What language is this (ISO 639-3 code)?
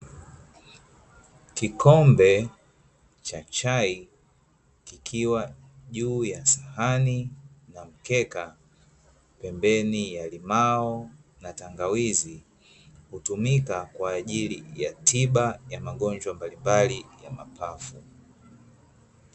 swa